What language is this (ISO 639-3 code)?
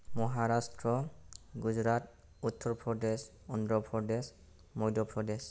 brx